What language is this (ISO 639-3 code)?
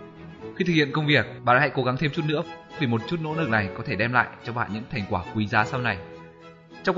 vie